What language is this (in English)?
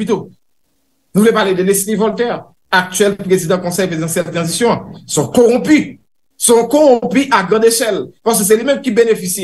French